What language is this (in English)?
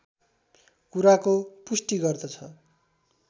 Nepali